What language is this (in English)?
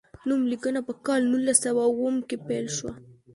Pashto